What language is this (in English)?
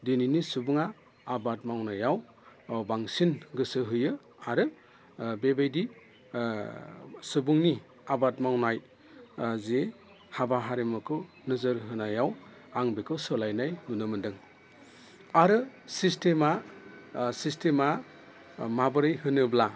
Bodo